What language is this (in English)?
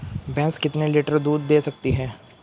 Hindi